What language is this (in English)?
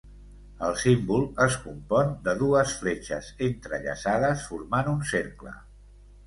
Catalan